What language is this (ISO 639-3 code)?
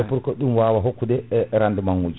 ful